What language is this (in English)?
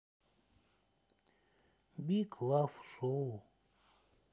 Russian